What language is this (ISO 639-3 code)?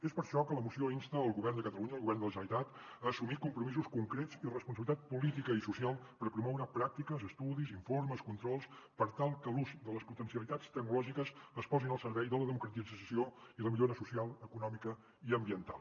cat